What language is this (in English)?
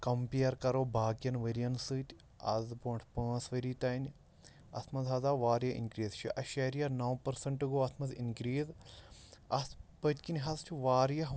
Kashmiri